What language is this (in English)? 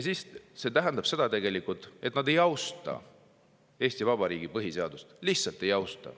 Estonian